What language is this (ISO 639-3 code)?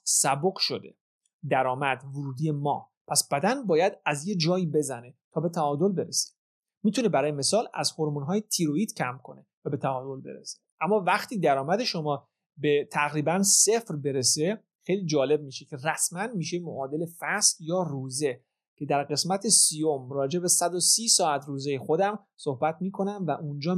fas